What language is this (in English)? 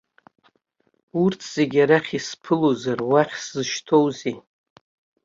Abkhazian